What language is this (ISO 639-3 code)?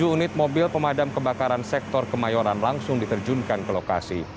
ind